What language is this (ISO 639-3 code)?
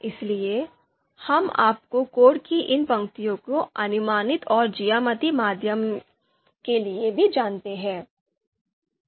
hin